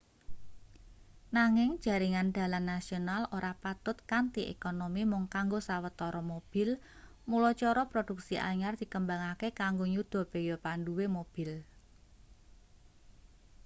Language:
Javanese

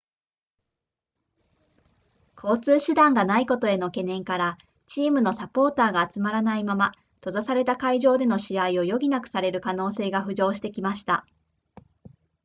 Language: Japanese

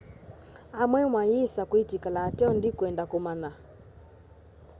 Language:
Kamba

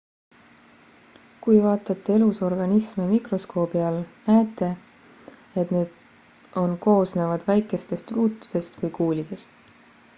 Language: Estonian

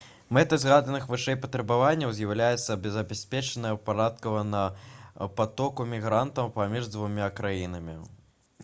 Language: Belarusian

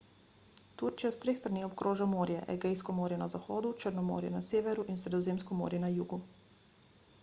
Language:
Slovenian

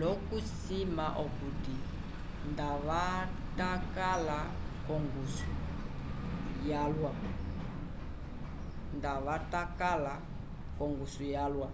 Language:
Umbundu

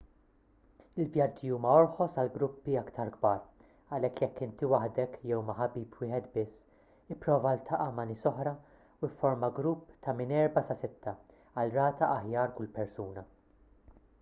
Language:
Maltese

